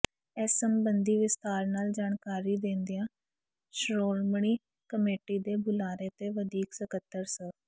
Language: Punjabi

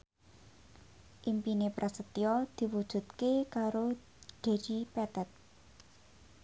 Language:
Javanese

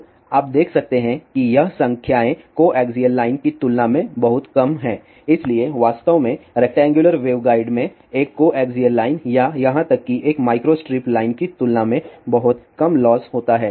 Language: Hindi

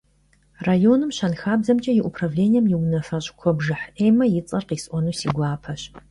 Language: Kabardian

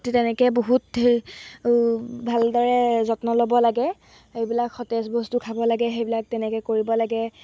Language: Assamese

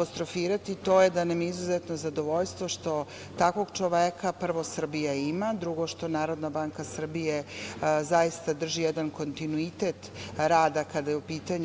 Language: Serbian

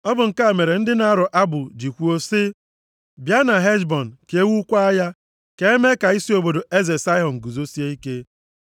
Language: Igbo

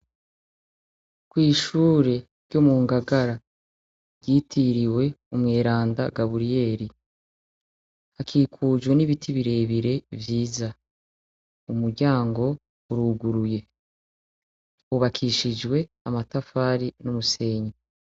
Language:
Rundi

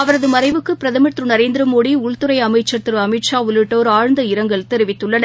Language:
Tamil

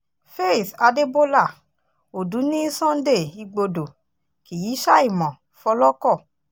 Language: Yoruba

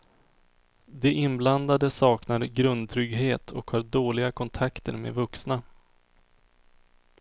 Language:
Swedish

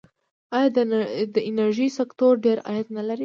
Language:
Pashto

